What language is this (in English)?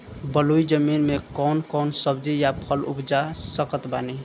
Bhojpuri